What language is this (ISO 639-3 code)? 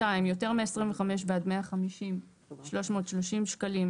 heb